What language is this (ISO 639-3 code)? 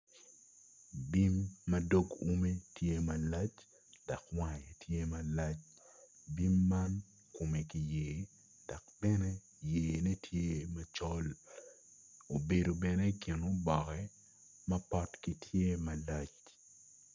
ach